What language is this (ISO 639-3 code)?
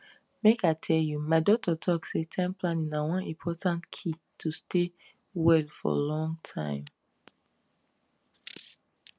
pcm